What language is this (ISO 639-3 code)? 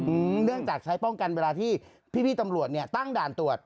tha